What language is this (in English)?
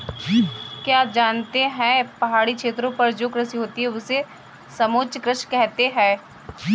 Hindi